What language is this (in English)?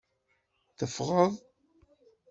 Kabyle